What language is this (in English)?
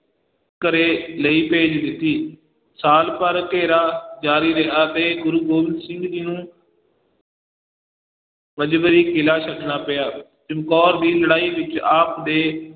Punjabi